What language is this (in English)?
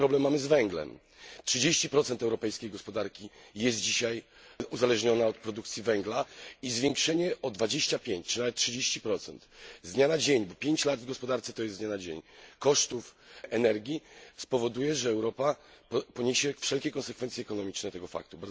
Polish